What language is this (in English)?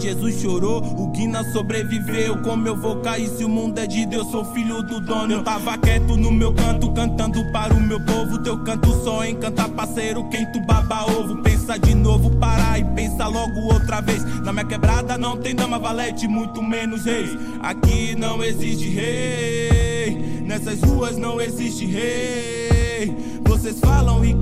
Portuguese